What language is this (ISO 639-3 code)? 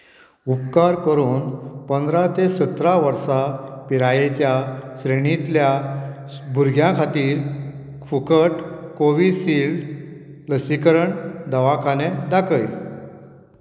kok